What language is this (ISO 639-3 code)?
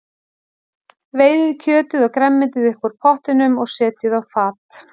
isl